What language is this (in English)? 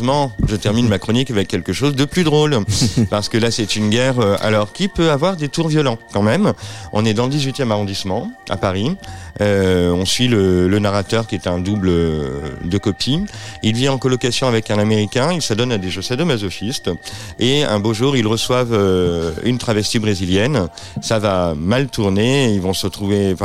French